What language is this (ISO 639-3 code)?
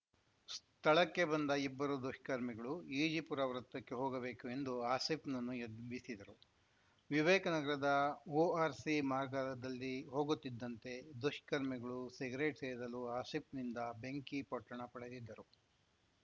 kan